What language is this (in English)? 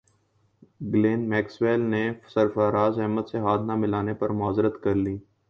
Urdu